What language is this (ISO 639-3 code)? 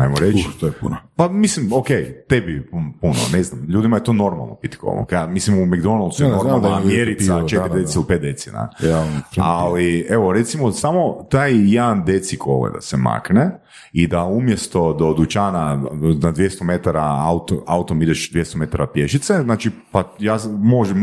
hrv